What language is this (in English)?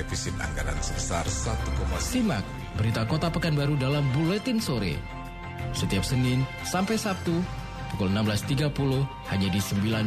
Indonesian